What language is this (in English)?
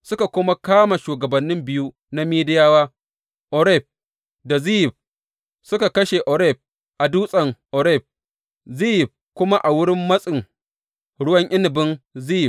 Hausa